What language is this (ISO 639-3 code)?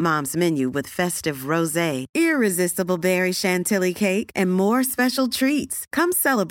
hin